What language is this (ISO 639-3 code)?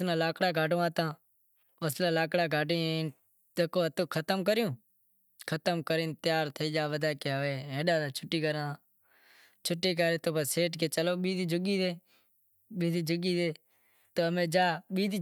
kxp